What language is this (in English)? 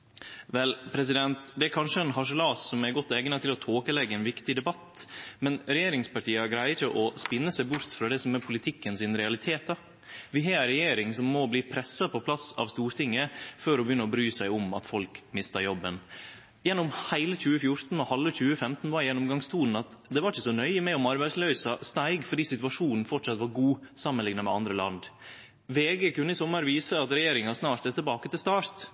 Norwegian Nynorsk